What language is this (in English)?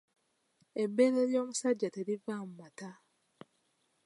Ganda